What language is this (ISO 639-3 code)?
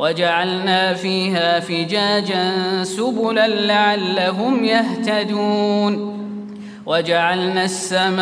ara